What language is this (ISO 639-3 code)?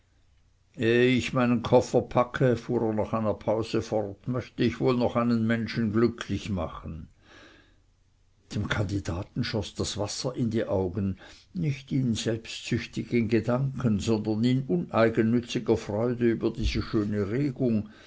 deu